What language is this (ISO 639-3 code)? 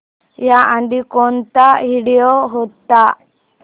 mar